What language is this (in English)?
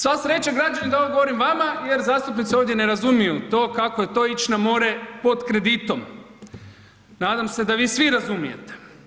Croatian